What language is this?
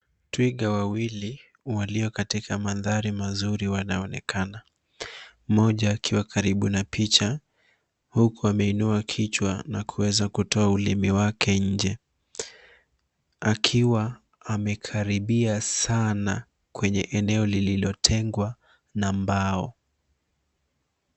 Swahili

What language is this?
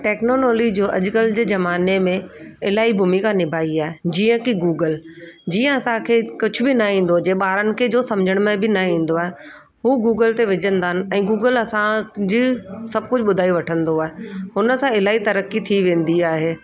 Sindhi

